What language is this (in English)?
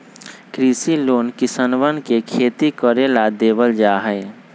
Magahi